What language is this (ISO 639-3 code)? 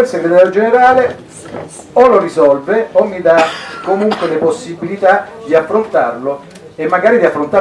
ita